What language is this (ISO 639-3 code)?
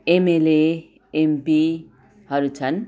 nep